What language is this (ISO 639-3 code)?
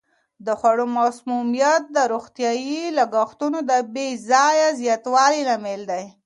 pus